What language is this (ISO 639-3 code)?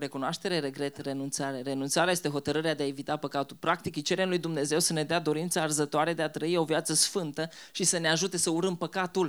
ron